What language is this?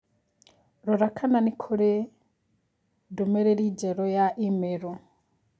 Kikuyu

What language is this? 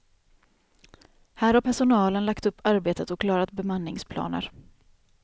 Swedish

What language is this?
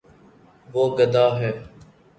Urdu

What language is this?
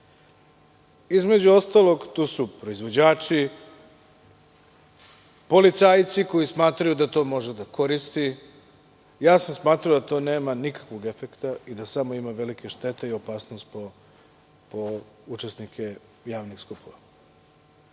Serbian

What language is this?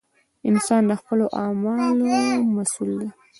Pashto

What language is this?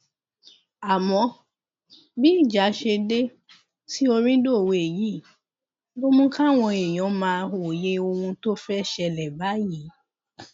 Yoruba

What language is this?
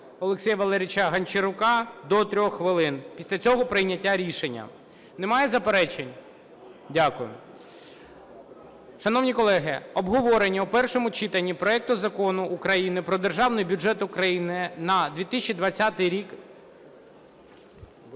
Ukrainian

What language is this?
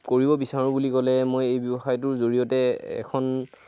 Assamese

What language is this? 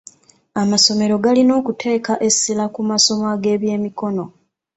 Ganda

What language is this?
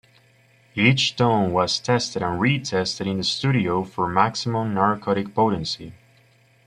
English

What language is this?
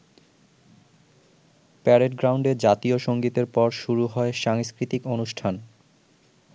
Bangla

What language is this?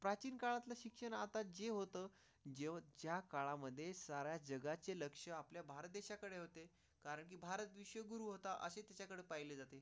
Marathi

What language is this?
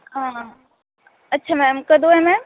Punjabi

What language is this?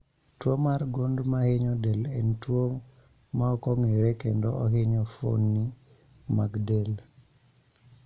Luo (Kenya and Tanzania)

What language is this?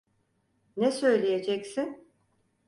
Turkish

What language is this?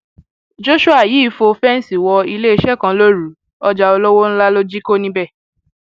Yoruba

